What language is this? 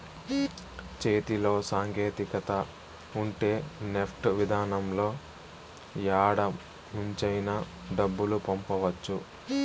Telugu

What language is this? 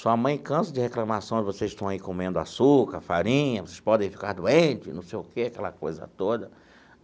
Portuguese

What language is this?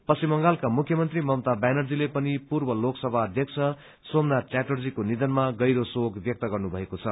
Nepali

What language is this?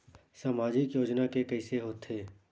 Chhattisgarhi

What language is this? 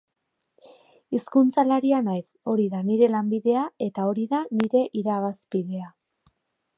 Basque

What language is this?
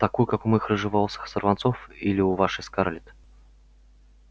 Russian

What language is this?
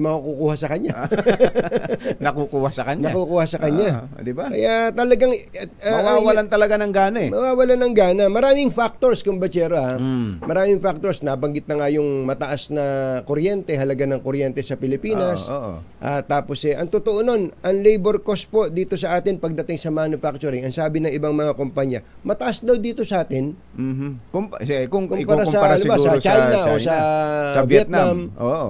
Filipino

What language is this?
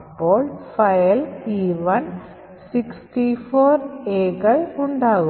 Malayalam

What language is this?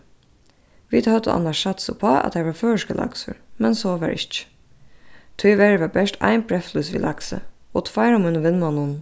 Faroese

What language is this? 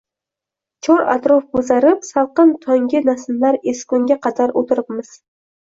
Uzbek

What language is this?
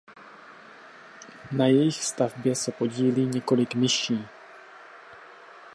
Czech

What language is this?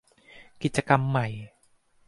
Thai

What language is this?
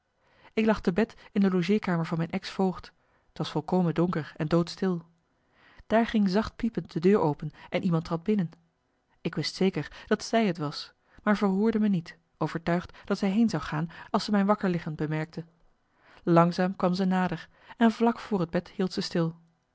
Dutch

